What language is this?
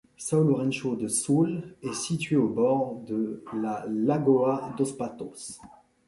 French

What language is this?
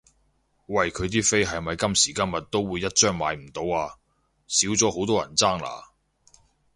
Cantonese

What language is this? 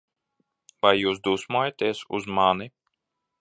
Latvian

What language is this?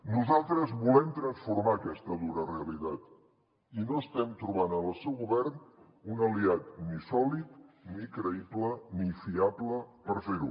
Catalan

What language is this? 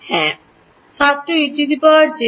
Bangla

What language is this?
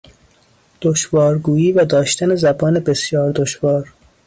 Persian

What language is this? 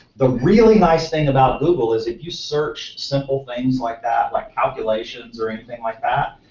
English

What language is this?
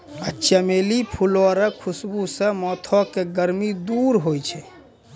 Maithili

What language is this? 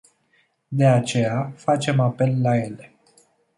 Romanian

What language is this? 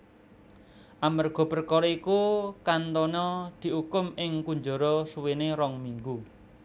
Javanese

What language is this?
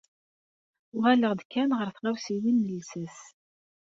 Kabyle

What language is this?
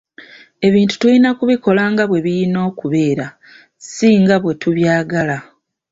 Ganda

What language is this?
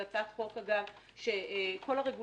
Hebrew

